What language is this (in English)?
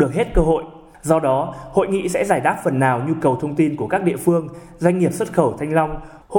Vietnamese